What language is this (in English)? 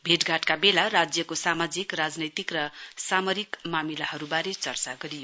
Nepali